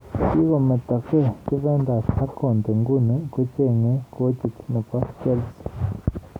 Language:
Kalenjin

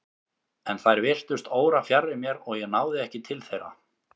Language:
Icelandic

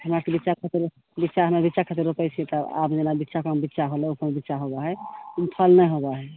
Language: Maithili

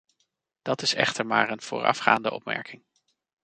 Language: Dutch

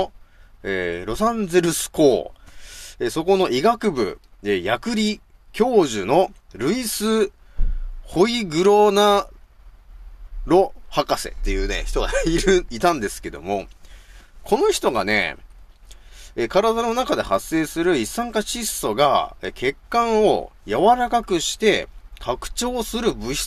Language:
Japanese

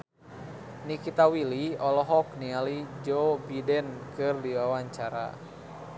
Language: Sundanese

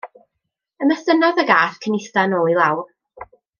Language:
Welsh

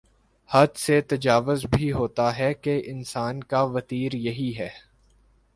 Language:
Urdu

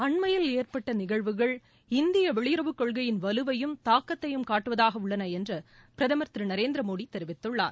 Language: Tamil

